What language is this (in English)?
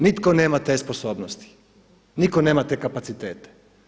Croatian